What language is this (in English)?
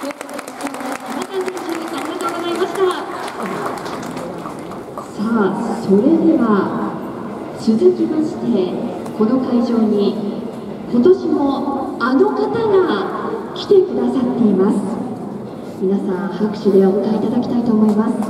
Japanese